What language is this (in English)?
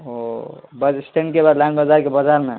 Urdu